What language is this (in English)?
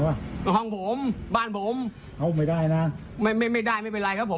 Thai